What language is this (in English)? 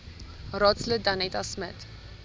Afrikaans